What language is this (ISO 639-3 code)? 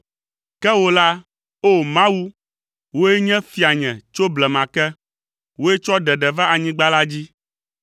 ewe